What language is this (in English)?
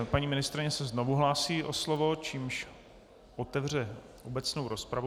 Czech